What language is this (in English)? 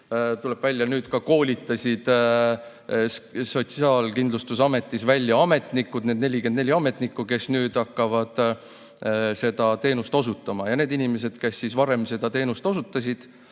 Estonian